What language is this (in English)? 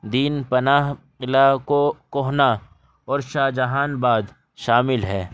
Urdu